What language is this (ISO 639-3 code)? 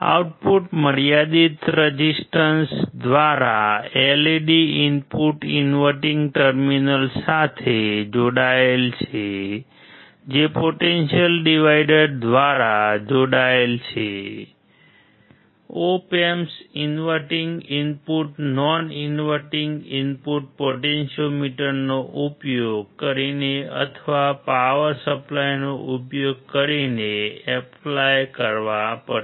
guj